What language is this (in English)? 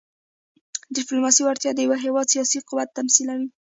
Pashto